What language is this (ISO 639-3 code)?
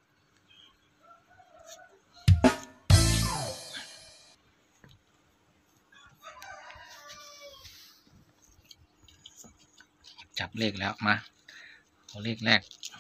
tha